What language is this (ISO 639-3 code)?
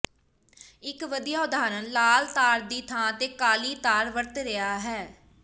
pan